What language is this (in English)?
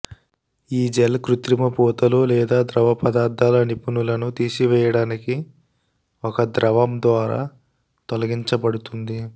Telugu